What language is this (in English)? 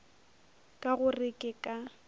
Northern Sotho